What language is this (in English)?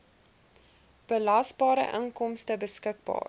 Afrikaans